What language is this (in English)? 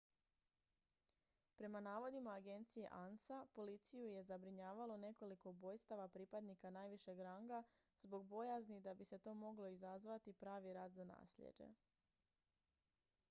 Croatian